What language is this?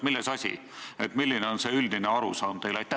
Estonian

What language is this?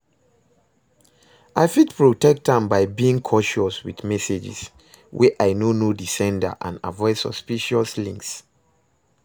Nigerian Pidgin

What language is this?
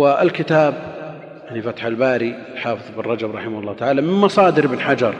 Arabic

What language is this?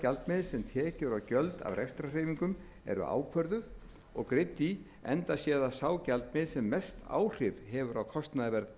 Icelandic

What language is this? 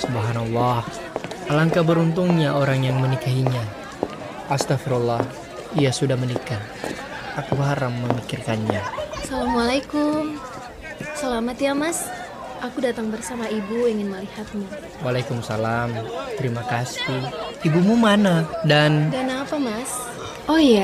Indonesian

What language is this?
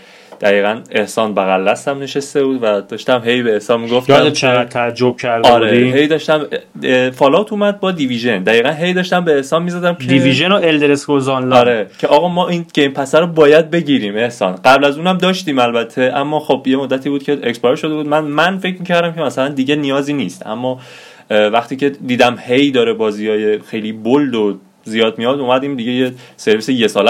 Persian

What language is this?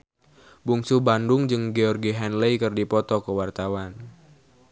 Sundanese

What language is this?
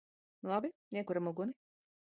Latvian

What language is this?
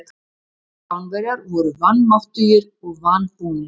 Icelandic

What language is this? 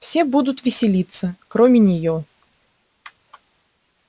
Russian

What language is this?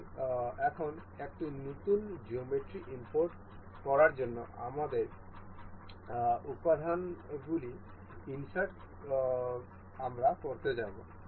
Bangla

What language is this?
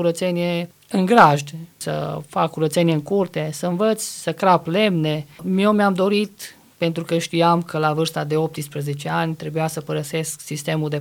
Romanian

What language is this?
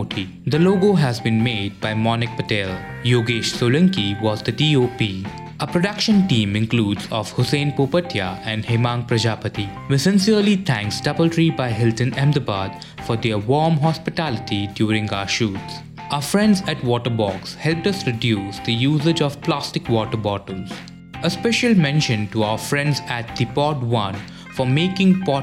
Gujarati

